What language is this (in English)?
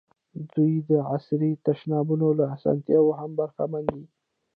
Pashto